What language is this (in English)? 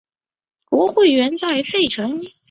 Chinese